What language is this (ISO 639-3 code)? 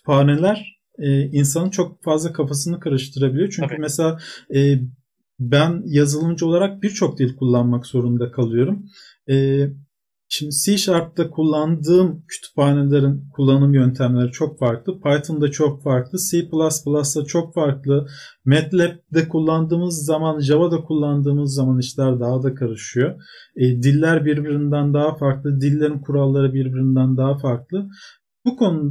tur